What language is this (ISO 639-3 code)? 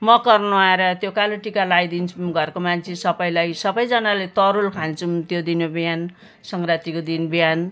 nep